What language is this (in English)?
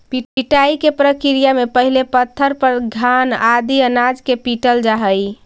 Magahi